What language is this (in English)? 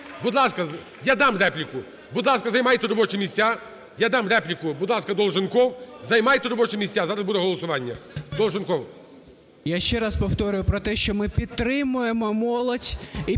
Ukrainian